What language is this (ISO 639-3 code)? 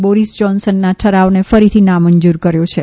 guj